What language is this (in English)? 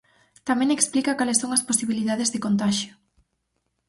Galician